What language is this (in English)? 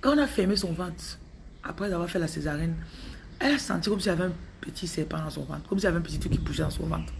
French